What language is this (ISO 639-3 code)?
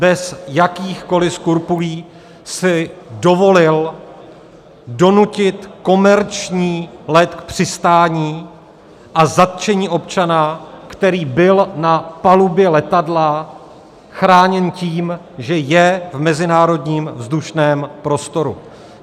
ces